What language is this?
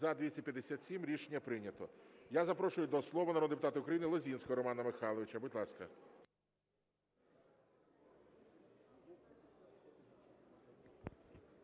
Ukrainian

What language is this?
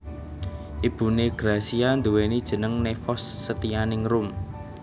Javanese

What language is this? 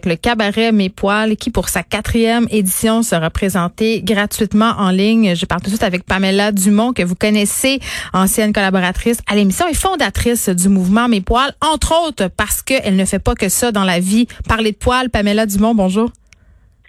French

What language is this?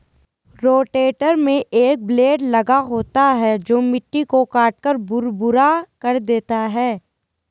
Hindi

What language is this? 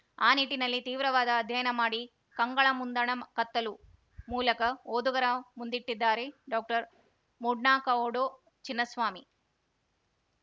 Kannada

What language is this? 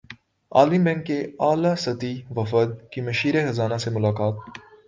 Urdu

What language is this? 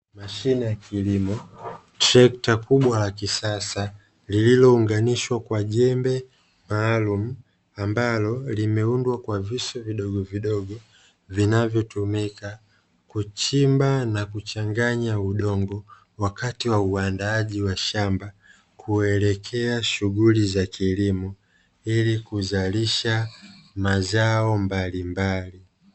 Swahili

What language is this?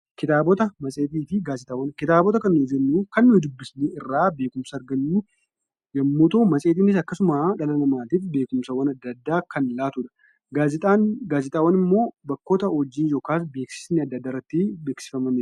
Oromo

